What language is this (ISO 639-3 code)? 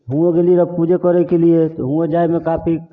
mai